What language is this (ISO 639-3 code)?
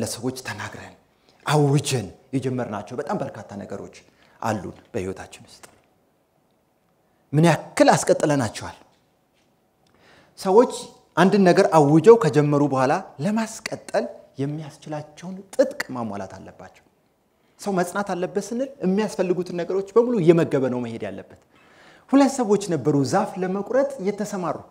ara